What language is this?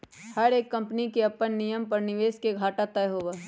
Magahi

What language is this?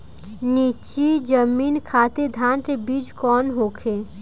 Bhojpuri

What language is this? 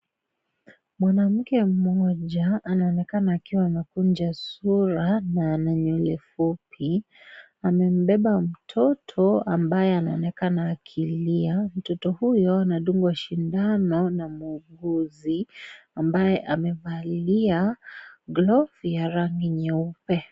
Swahili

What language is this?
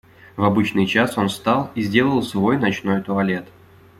Russian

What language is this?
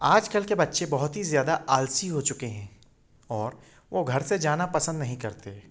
Hindi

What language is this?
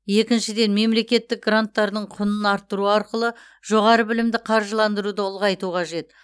Kazakh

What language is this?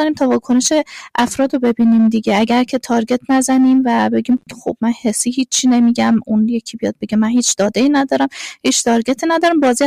Persian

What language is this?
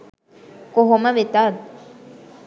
Sinhala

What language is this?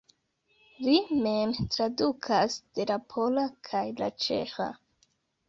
Esperanto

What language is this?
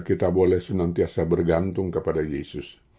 Indonesian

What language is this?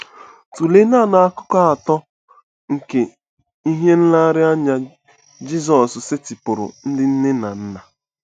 Igbo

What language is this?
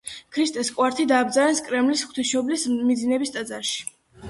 Georgian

